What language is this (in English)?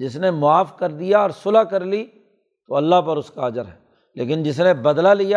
Urdu